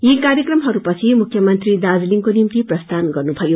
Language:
Nepali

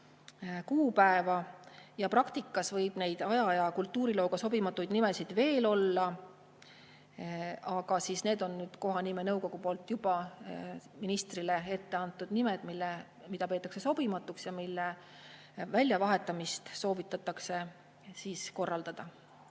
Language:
Estonian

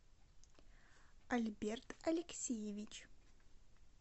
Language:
Russian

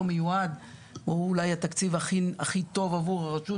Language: Hebrew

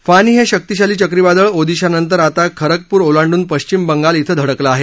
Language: Marathi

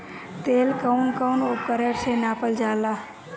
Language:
Bhojpuri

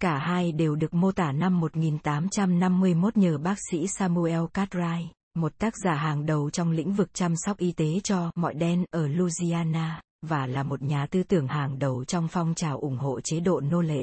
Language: Vietnamese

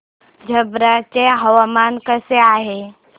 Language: Marathi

